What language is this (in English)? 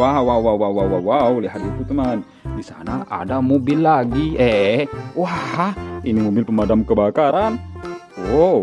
Indonesian